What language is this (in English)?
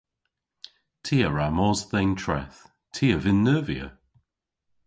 Cornish